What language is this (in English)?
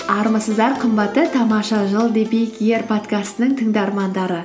Kazakh